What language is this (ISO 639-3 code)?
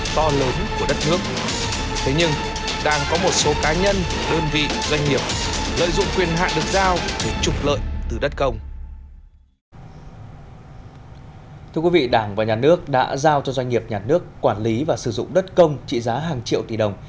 vie